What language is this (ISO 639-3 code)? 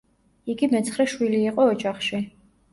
kat